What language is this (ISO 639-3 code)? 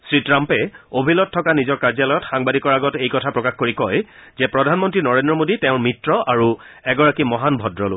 asm